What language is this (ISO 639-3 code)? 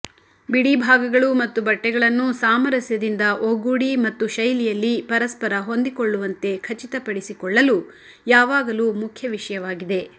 kan